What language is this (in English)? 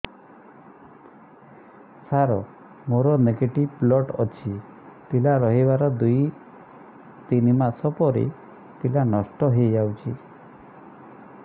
Odia